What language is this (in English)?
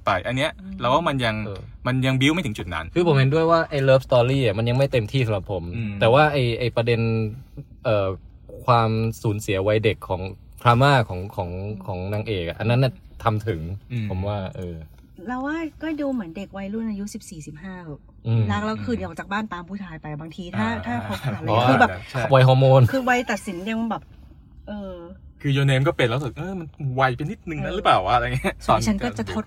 Thai